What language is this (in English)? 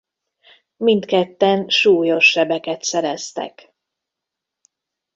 Hungarian